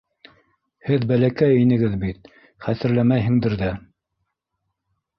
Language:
Bashkir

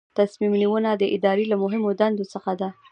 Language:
Pashto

